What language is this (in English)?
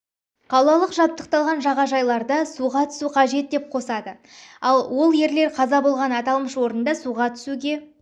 Kazakh